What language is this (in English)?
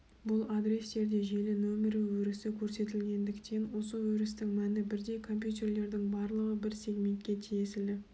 Kazakh